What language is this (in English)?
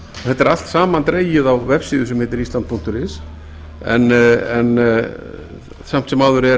Icelandic